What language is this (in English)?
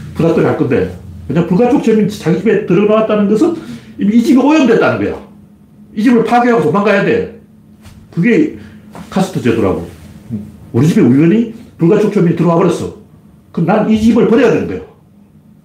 Korean